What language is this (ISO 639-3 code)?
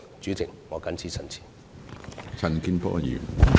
yue